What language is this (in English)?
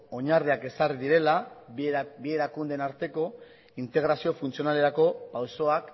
Basque